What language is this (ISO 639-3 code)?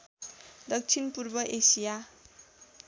nep